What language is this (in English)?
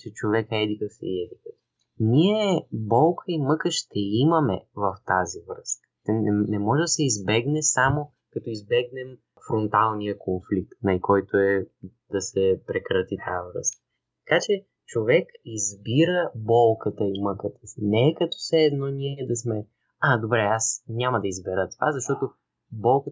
Bulgarian